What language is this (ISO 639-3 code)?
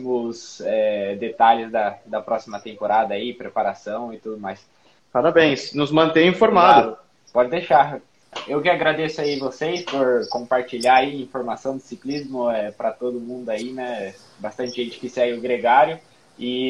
por